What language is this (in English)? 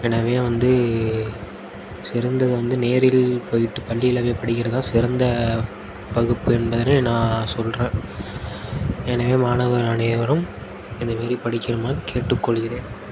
Tamil